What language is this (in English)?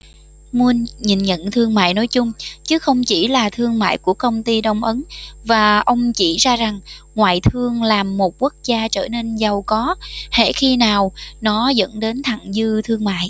Vietnamese